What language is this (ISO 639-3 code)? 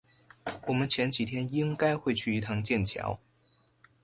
zho